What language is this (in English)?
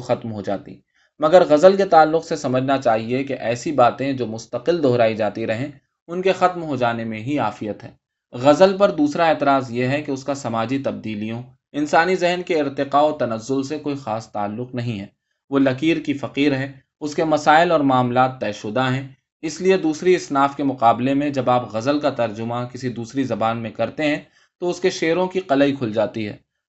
Urdu